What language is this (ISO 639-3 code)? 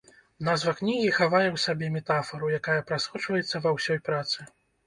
bel